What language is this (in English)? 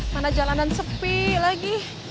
Indonesian